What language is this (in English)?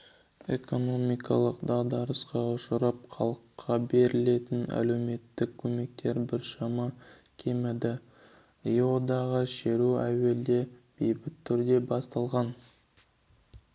Kazakh